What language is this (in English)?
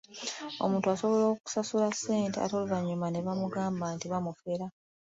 Ganda